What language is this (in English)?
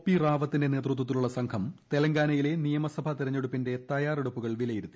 Malayalam